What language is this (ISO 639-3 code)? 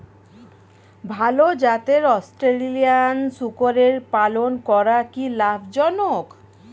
ben